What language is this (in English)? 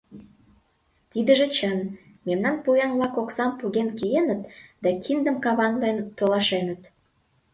Mari